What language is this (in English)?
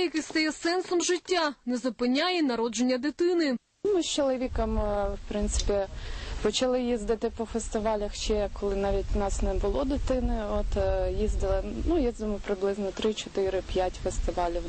Ukrainian